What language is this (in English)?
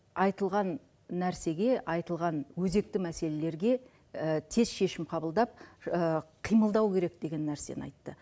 Kazakh